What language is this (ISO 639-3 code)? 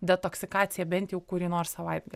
lit